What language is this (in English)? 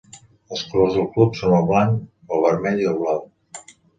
Catalan